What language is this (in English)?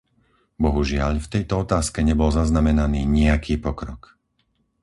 Slovak